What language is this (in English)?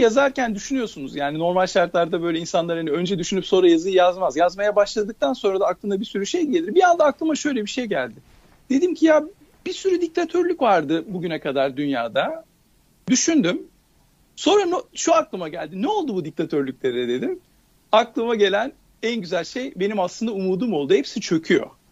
Turkish